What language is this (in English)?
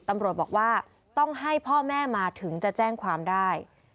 Thai